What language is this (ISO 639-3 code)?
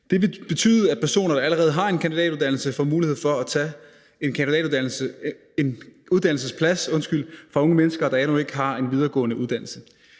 dan